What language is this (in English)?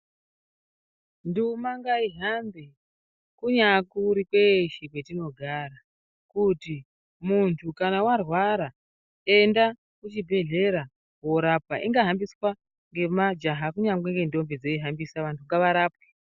Ndau